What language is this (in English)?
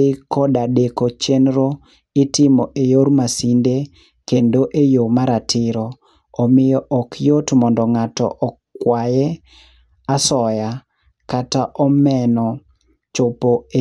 Luo (Kenya and Tanzania)